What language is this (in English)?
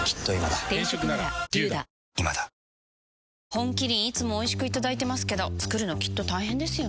Japanese